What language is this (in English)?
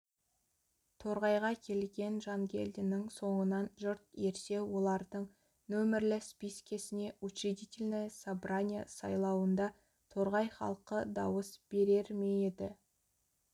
Kazakh